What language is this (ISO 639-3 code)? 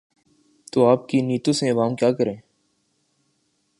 urd